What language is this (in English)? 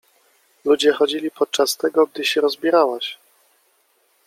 Polish